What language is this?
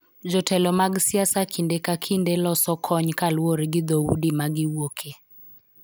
Luo (Kenya and Tanzania)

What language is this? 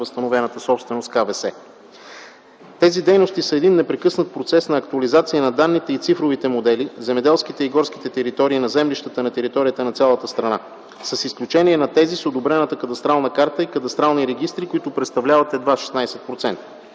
Bulgarian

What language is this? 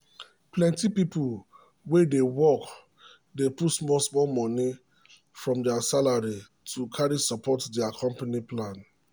Nigerian Pidgin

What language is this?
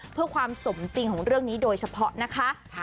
Thai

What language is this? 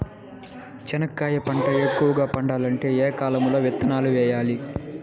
Telugu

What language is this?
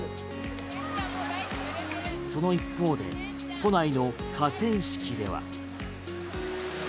Japanese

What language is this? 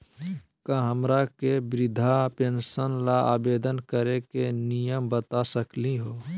Magahi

